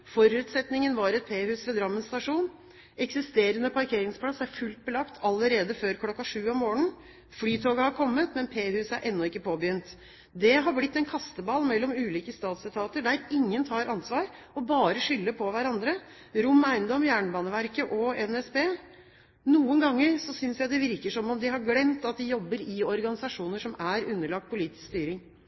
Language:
Norwegian Bokmål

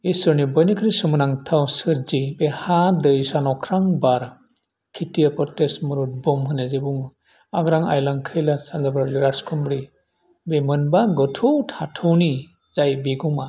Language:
Bodo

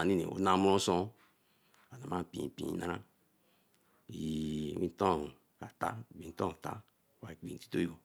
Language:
Eleme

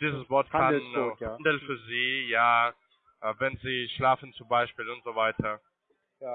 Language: German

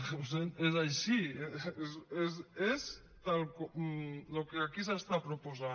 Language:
Catalan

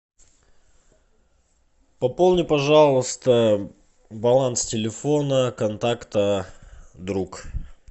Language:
Russian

